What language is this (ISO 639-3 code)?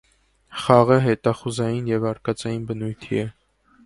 hye